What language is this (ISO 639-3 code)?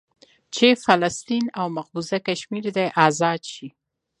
pus